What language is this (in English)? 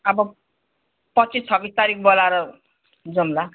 Nepali